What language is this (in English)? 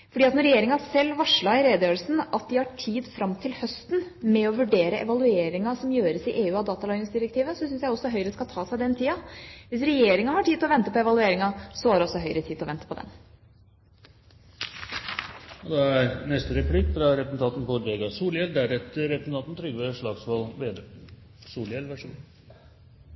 Norwegian